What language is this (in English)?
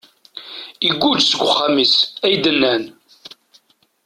Kabyle